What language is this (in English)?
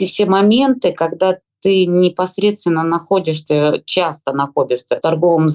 Russian